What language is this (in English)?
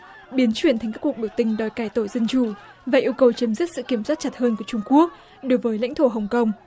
Vietnamese